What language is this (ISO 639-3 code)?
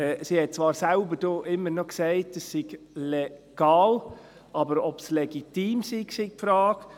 gsw